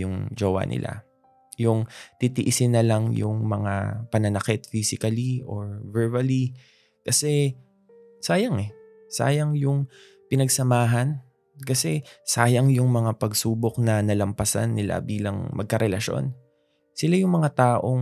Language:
Filipino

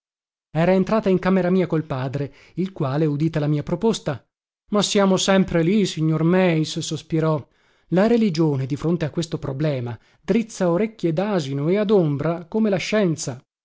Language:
Italian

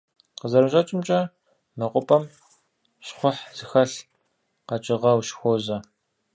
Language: Kabardian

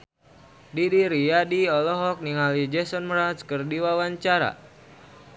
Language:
Sundanese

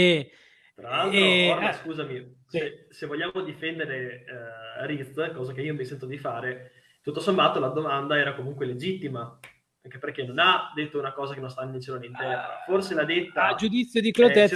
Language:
Italian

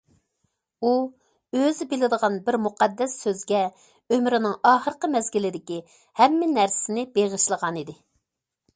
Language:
Uyghur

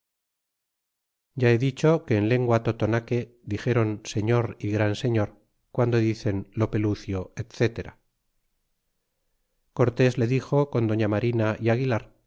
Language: Spanish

